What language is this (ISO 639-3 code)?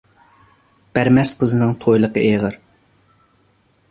uig